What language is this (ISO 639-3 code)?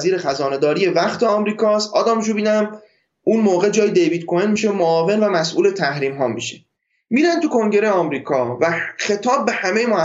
fas